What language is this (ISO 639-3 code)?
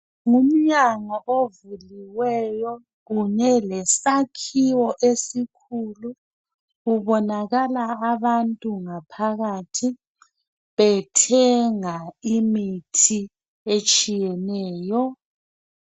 nde